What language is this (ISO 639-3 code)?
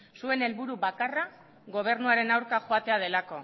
eus